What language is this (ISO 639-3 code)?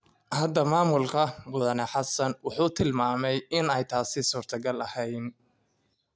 som